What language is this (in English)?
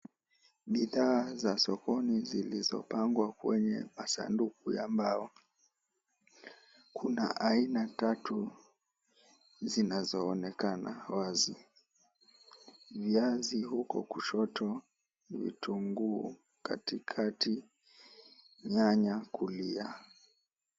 Swahili